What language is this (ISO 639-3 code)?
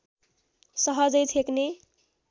nep